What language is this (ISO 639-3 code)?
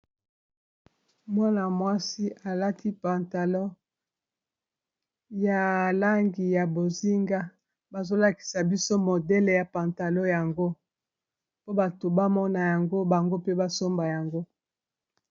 lin